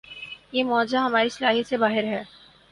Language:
Urdu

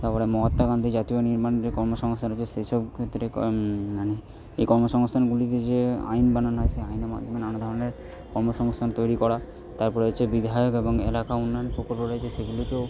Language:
Bangla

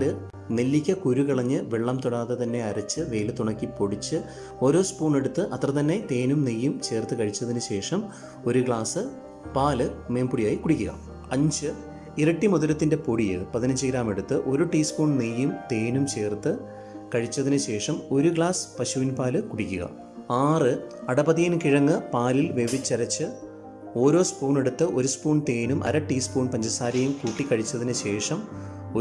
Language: Malayalam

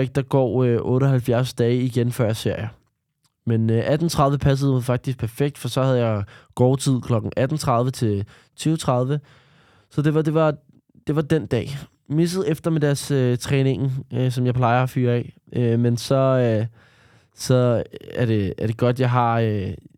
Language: Danish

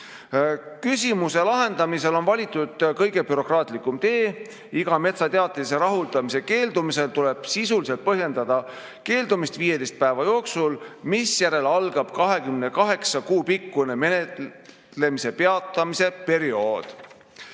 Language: Estonian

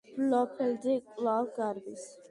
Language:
Georgian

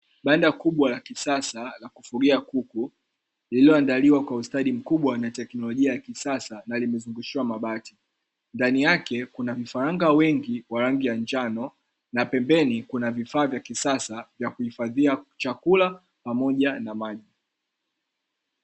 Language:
Swahili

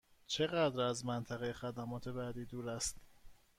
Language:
Persian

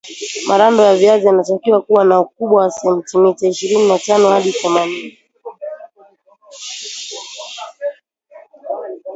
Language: Swahili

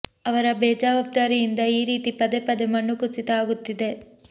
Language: Kannada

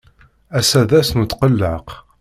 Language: Kabyle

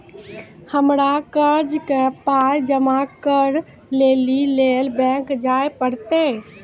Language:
Maithili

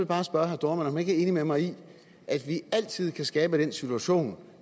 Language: Danish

